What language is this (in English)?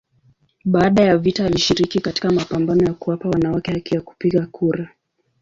Swahili